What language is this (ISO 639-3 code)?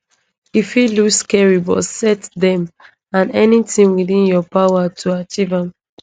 pcm